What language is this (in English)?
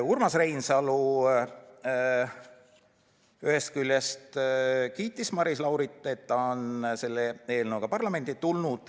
Estonian